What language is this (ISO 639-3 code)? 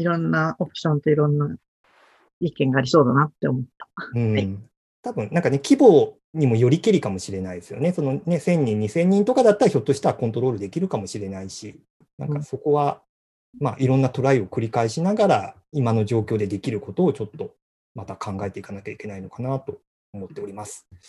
jpn